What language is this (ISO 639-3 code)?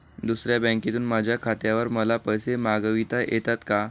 mar